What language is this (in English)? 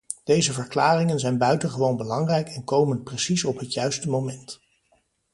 Dutch